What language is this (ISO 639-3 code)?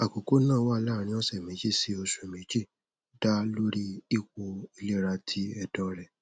yor